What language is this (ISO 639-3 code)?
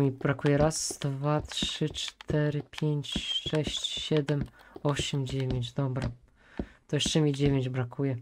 pol